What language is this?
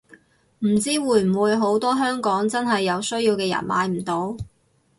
Cantonese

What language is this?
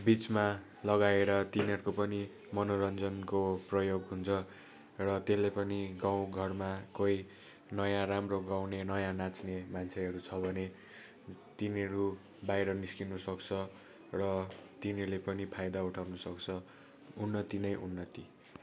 Nepali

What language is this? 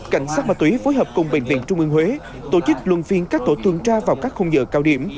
Vietnamese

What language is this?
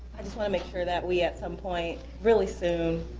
English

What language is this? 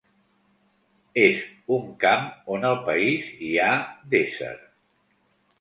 Catalan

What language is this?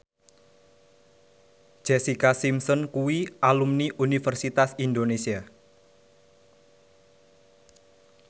Javanese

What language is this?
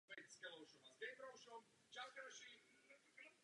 Czech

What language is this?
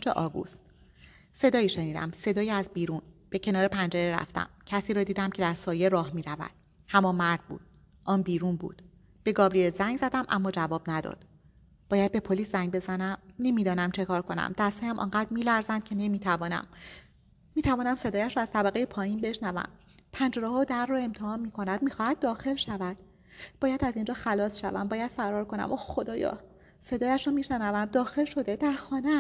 Persian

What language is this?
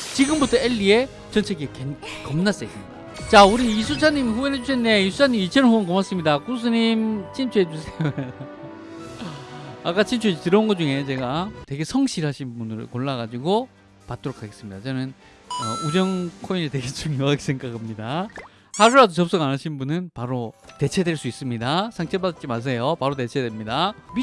Korean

